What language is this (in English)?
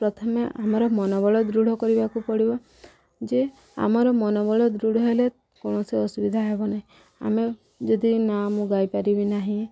Odia